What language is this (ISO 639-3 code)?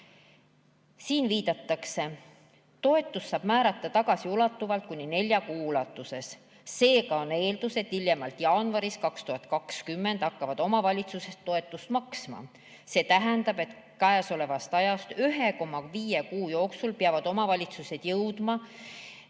est